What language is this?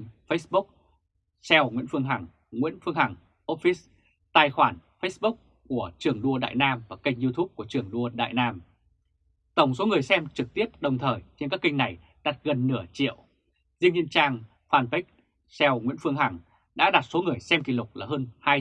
Vietnamese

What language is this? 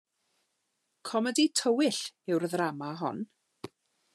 Welsh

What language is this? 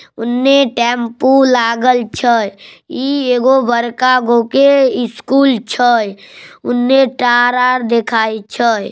Magahi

